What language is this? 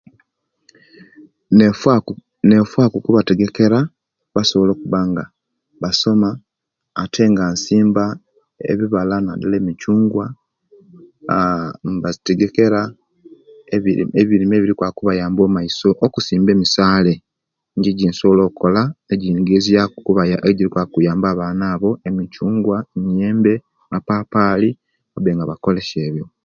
Kenyi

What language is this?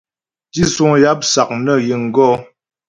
Ghomala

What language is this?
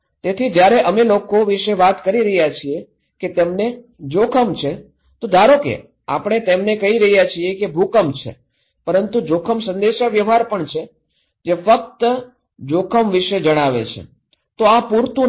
Gujarati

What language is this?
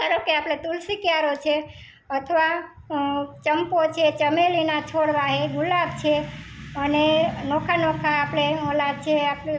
Gujarati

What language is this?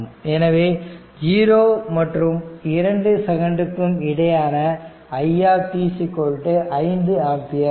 Tamil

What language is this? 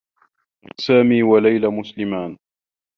Arabic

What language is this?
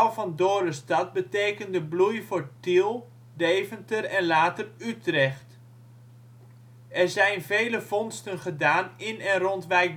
Dutch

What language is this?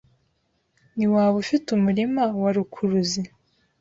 Kinyarwanda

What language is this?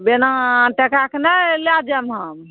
Maithili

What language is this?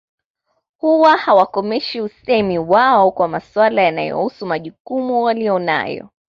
Swahili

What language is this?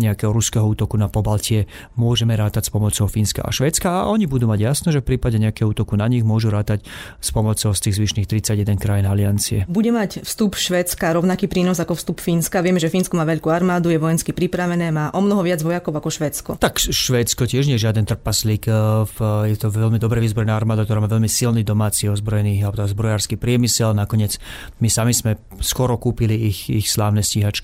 Slovak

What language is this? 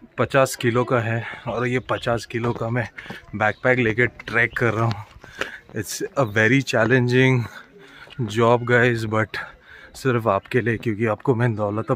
Hindi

